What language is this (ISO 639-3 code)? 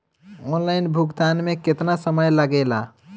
bho